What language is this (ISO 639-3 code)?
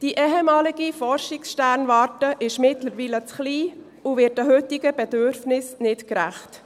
gsw